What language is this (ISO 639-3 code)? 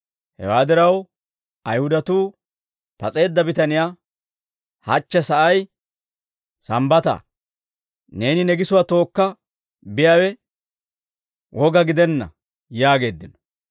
dwr